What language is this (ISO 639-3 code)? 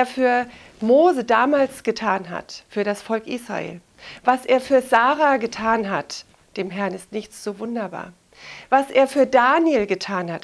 deu